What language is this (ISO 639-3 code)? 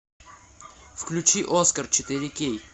rus